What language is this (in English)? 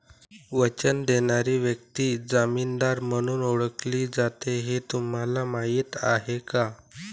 Marathi